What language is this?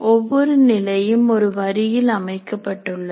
Tamil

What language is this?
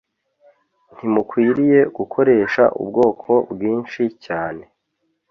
Kinyarwanda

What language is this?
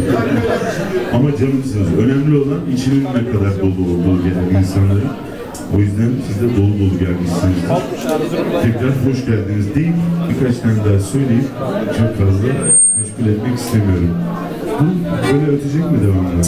Turkish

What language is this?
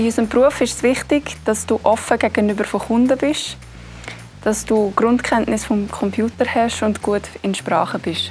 German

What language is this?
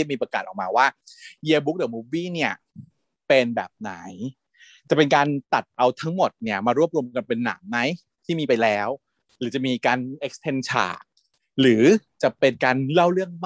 Thai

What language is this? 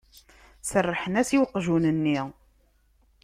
Kabyle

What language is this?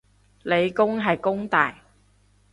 Cantonese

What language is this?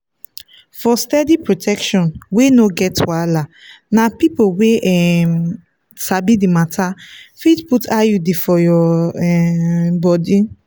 Nigerian Pidgin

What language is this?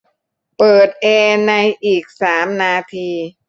Thai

